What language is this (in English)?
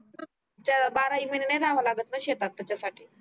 Marathi